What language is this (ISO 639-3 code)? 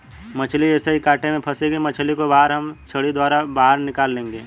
hin